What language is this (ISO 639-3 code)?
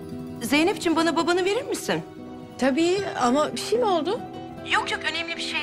tur